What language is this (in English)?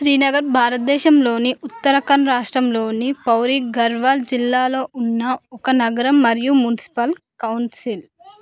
Telugu